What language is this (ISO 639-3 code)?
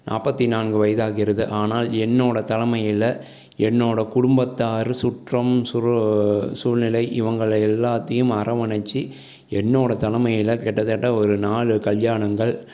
tam